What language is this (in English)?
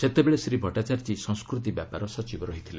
Odia